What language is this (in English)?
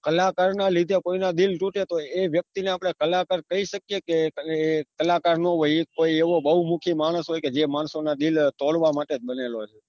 Gujarati